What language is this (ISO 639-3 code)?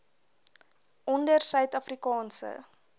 afr